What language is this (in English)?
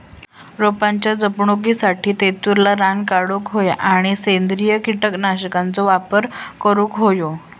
Marathi